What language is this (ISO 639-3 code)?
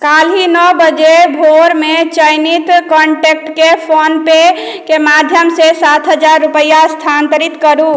mai